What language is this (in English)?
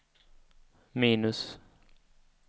Swedish